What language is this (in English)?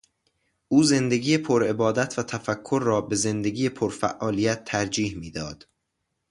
Persian